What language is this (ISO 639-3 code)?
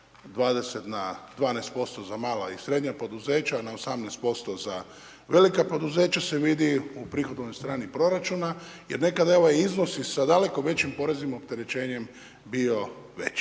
hrv